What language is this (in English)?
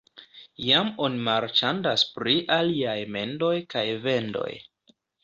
Esperanto